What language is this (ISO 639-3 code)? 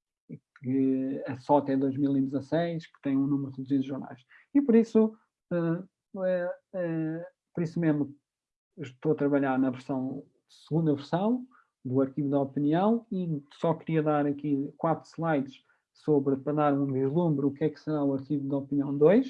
por